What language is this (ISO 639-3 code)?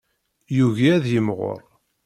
kab